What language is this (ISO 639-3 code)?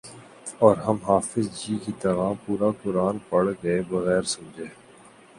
urd